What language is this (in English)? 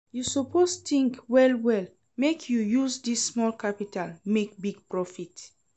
Nigerian Pidgin